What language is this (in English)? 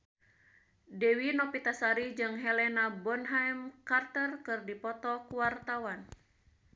Sundanese